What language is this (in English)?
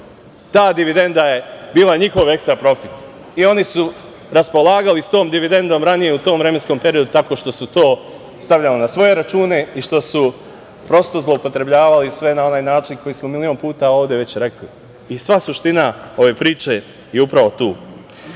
Serbian